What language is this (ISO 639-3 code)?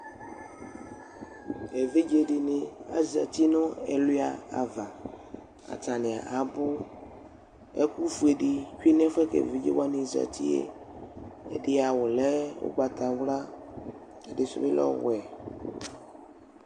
kpo